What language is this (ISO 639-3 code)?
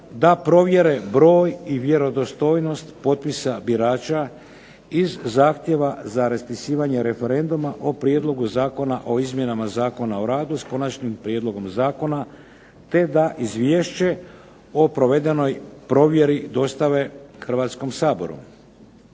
hrv